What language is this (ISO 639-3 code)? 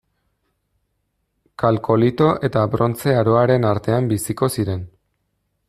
eus